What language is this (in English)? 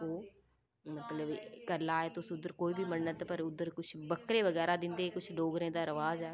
Dogri